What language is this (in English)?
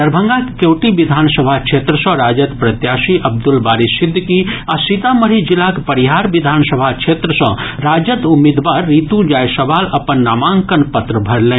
Maithili